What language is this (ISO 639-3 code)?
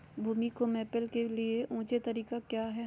mag